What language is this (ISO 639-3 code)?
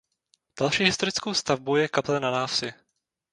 ces